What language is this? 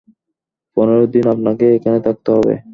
Bangla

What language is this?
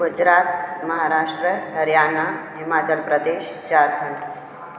Sindhi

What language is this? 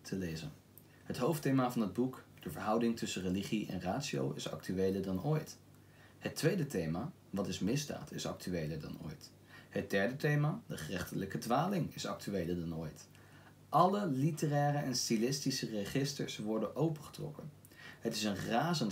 Dutch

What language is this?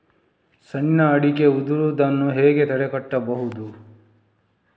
Kannada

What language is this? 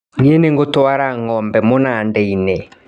Kikuyu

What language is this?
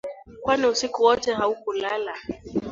Swahili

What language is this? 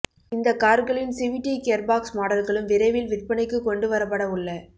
Tamil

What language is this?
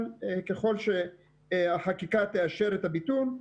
Hebrew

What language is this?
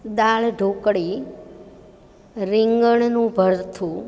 Gujarati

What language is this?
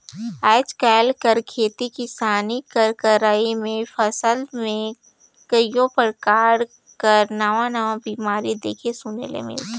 Chhattisgarhi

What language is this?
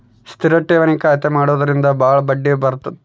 Kannada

